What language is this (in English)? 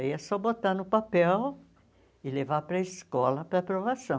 Portuguese